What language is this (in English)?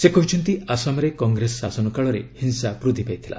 Odia